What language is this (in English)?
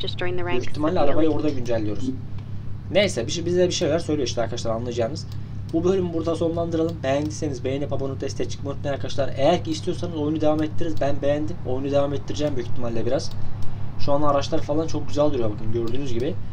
Turkish